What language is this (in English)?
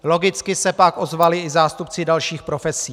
Czech